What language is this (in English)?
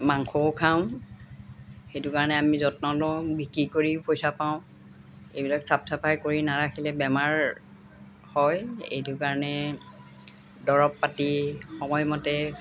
Assamese